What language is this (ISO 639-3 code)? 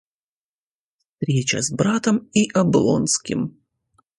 rus